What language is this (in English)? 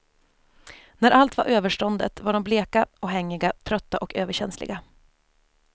Swedish